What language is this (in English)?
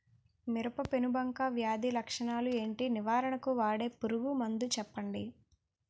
Telugu